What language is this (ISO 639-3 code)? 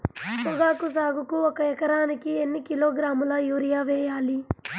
tel